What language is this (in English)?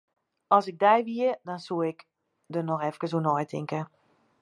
Western Frisian